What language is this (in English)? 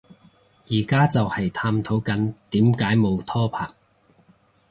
Cantonese